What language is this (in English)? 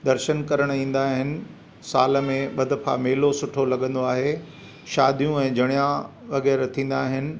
Sindhi